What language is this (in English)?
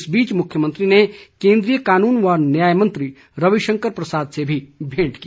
Hindi